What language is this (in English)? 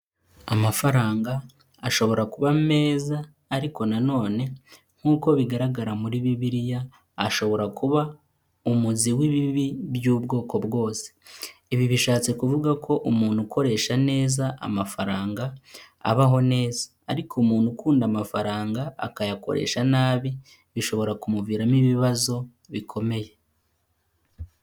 Kinyarwanda